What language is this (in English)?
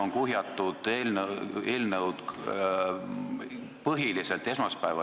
Estonian